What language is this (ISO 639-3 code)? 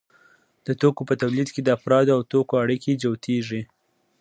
pus